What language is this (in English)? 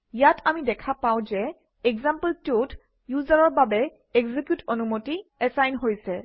Assamese